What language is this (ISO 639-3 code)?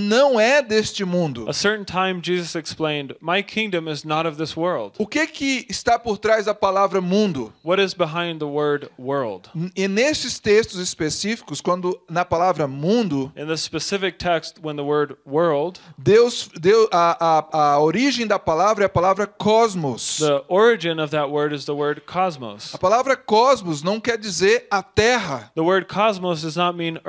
por